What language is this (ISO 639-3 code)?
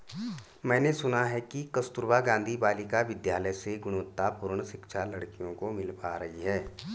hin